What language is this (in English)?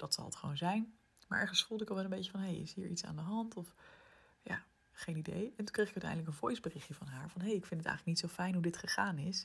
Dutch